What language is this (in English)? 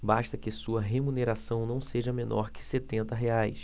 Portuguese